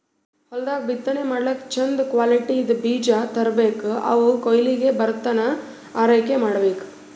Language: Kannada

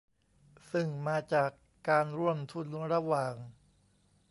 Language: Thai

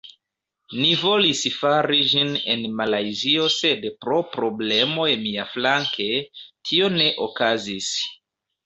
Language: Esperanto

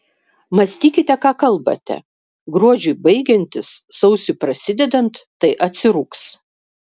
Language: Lithuanian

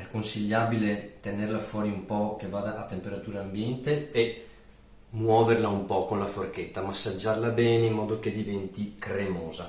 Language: Italian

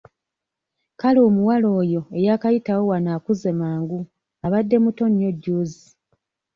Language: Ganda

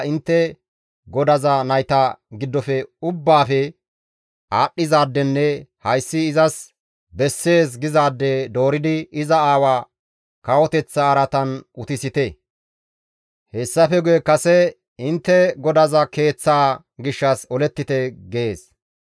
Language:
Gamo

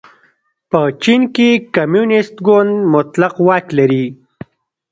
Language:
Pashto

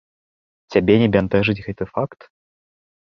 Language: Belarusian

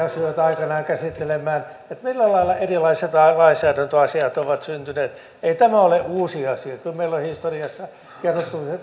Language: Finnish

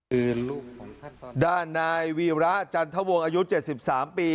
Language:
Thai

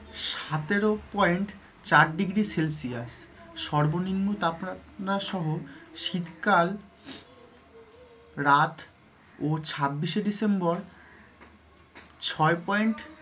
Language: Bangla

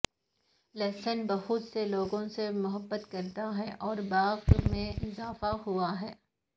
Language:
Urdu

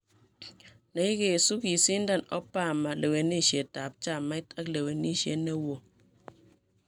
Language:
Kalenjin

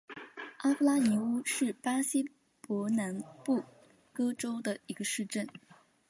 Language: Chinese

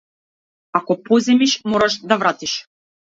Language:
Macedonian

